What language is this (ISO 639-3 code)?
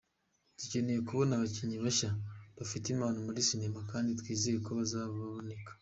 kin